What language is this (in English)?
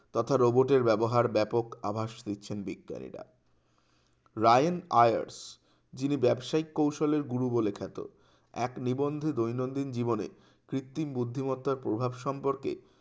Bangla